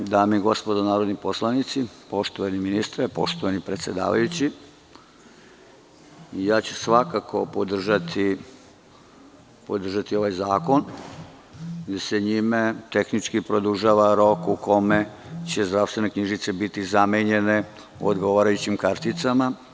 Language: Serbian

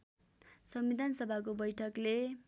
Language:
Nepali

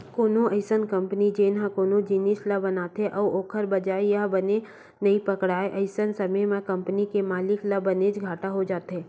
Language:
Chhattisgarhi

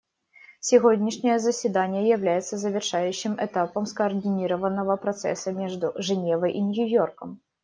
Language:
Russian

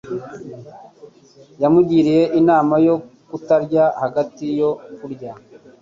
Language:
Kinyarwanda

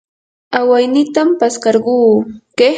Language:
Yanahuanca Pasco Quechua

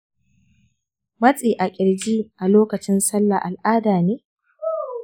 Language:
Hausa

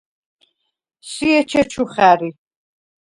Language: Svan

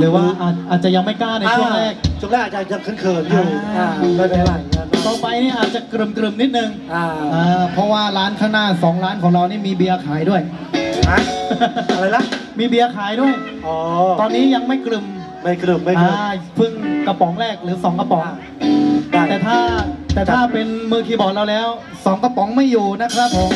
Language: Thai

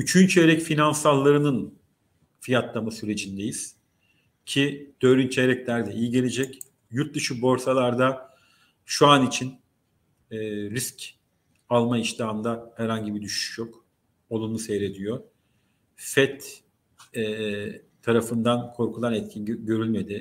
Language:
Turkish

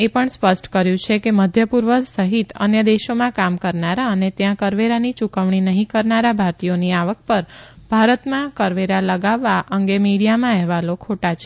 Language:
Gujarati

